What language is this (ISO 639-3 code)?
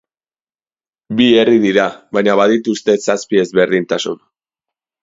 eus